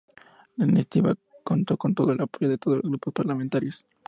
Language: Spanish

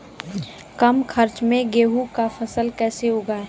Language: Maithili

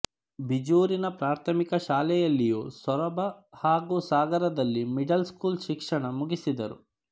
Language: Kannada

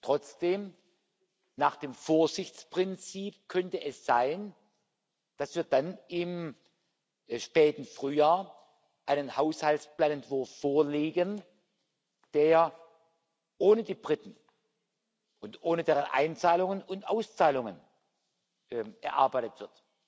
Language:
German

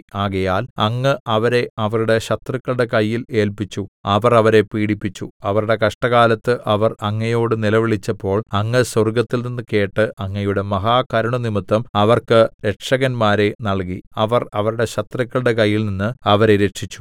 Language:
Malayalam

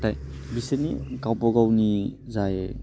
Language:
Bodo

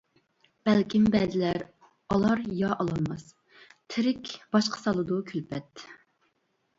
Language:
Uyghur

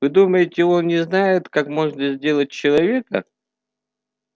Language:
Russian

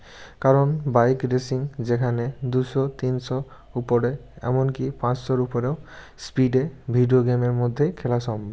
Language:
Bangla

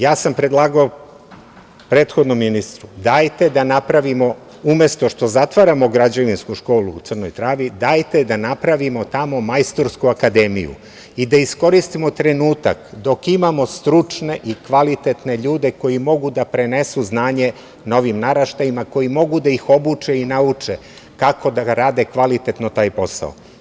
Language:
Serbian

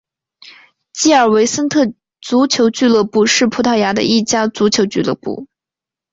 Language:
Chinese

